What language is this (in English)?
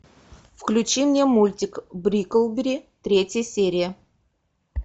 Russian